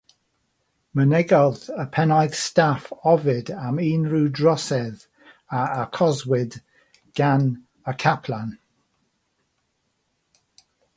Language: Welsh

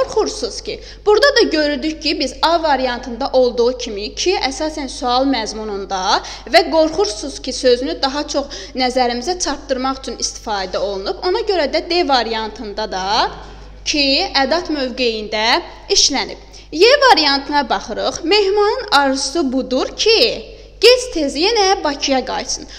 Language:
Turkish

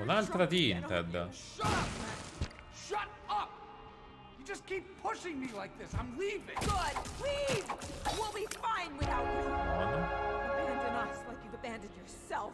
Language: Italian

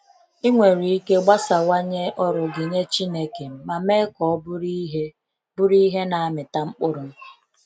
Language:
Igbo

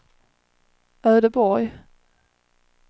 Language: Swedish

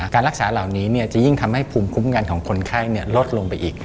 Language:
Thai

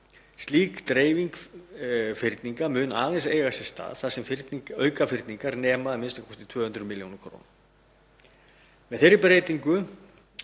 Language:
Icelandic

